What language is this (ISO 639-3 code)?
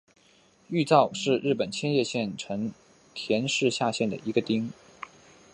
zho